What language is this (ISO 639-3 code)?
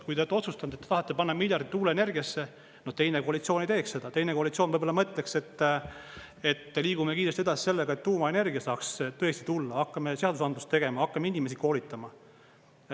est